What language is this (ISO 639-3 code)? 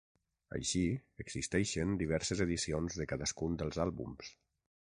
cat